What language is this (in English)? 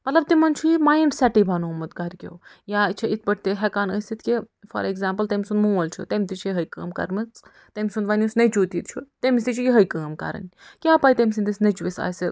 Kashmiri